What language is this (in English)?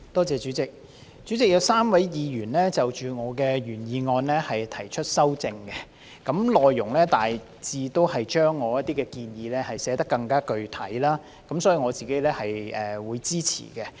Cantonese